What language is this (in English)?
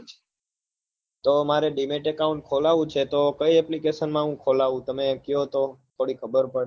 Gujarati